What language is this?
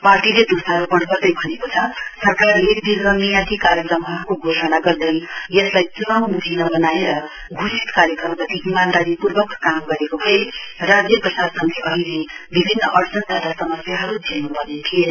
Nepali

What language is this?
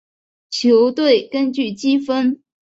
Chinese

